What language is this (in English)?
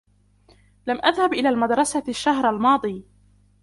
Arabic